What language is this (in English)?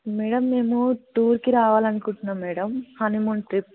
Telugu